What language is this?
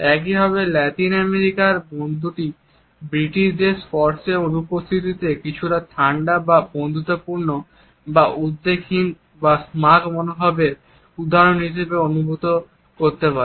Bangla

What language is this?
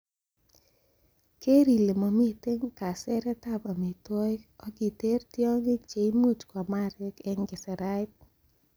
Kalenjin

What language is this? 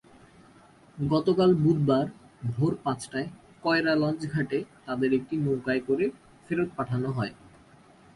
Bangla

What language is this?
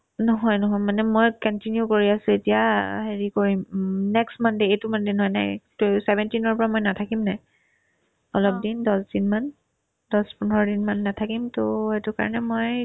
Assamese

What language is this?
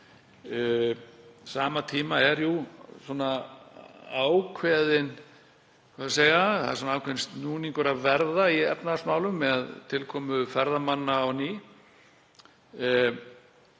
Icelandic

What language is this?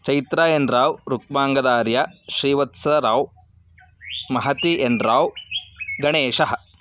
Sanskrit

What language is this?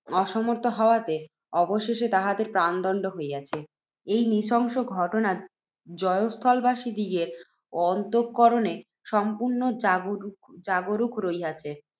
Bangla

